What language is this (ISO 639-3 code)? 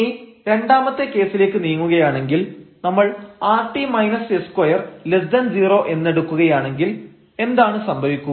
mal